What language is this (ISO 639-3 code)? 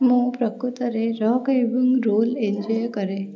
ori